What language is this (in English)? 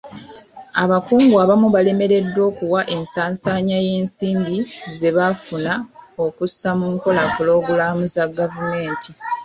Ganda